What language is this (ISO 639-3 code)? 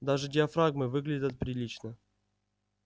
rus